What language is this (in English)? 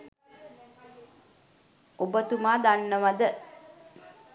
Sinhala